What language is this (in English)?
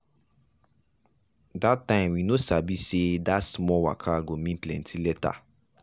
Nigerian Pidgin